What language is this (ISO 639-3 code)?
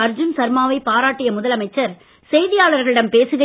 tam